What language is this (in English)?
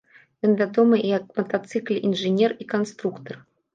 Belarusian